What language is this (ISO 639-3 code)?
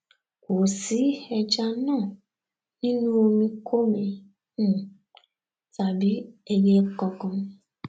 yor